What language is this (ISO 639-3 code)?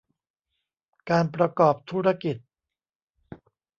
tha